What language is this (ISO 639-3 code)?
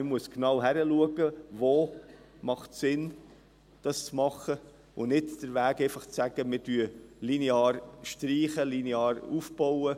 gsw